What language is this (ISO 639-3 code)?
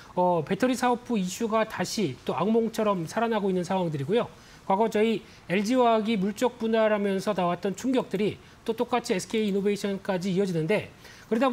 kor